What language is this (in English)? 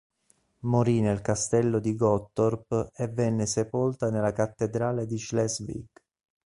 Italian